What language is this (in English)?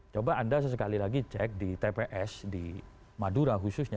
Indonesian